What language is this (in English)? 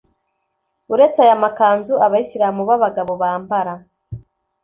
Kinyarwanda